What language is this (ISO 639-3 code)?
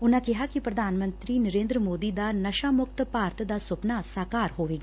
pan